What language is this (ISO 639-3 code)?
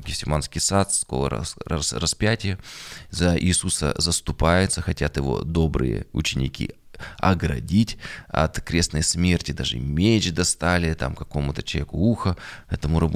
rus